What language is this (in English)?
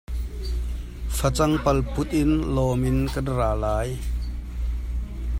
Hakha Chin